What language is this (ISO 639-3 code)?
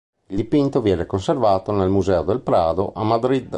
ita